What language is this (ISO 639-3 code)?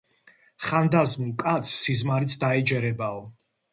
kat